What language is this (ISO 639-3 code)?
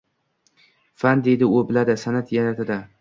uzb